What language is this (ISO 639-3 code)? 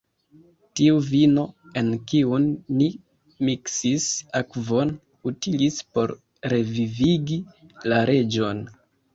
epo